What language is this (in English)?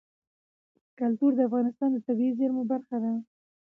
Pashto